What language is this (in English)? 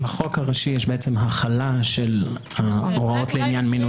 Hebrew